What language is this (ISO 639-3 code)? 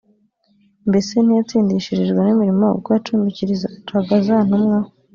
kin